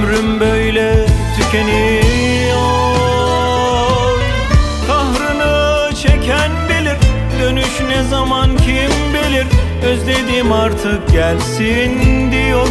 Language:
Turkish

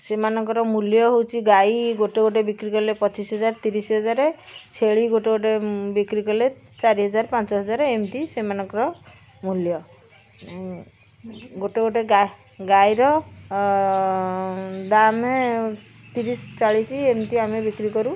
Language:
Odia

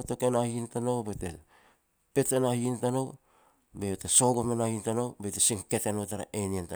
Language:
Petats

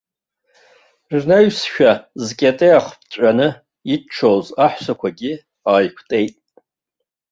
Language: Abkhazian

